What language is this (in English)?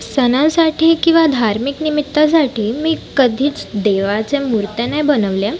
Marathi